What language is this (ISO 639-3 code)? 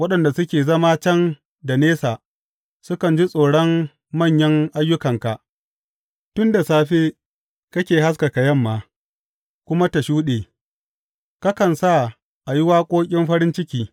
hau